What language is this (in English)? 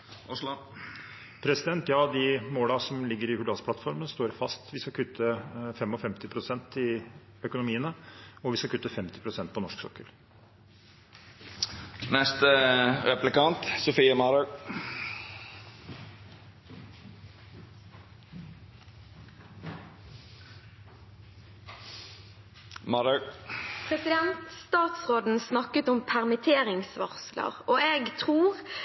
Norwegian